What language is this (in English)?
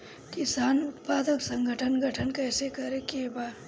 Bhojpuri